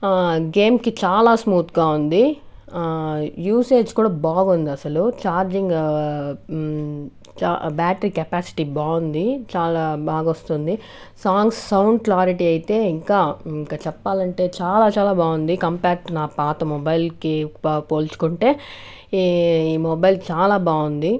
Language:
Telugu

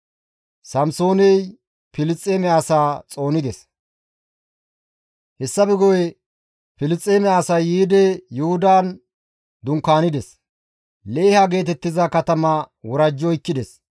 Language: Gamo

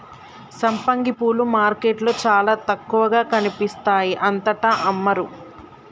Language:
Telugu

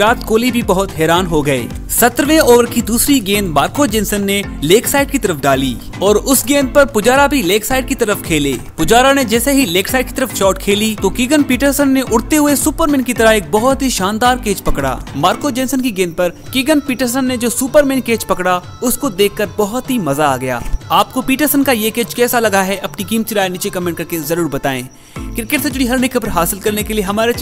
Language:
Hindi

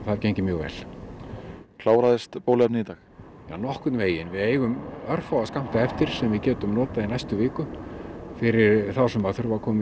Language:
Icelandic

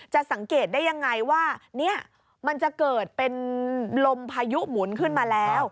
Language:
Thai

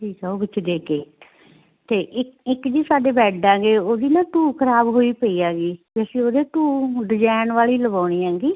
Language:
Punjabi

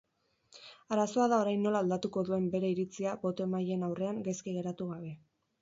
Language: Basque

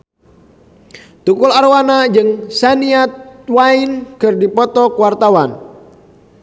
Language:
Sundanese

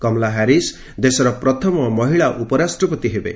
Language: Odia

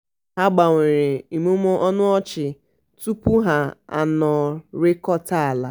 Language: Igbo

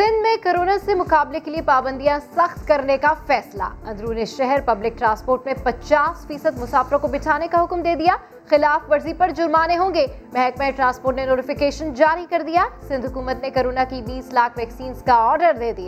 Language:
Urdu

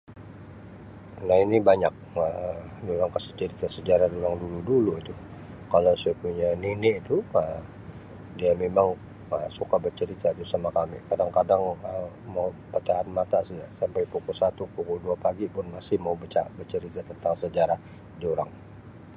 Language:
Sabah Malay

